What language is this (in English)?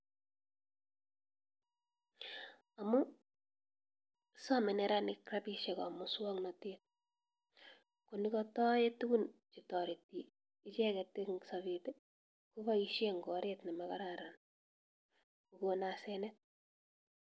Kalenjin